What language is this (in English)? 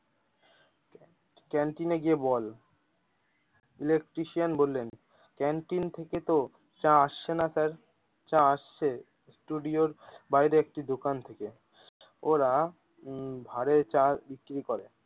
Bangla